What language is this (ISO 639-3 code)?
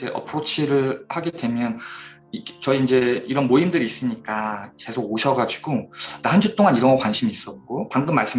kor